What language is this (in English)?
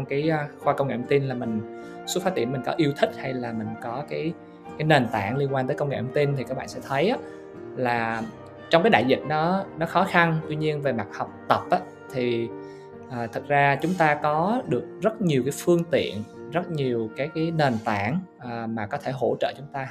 Vietnamese